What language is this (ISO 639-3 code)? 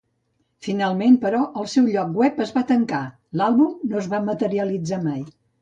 cat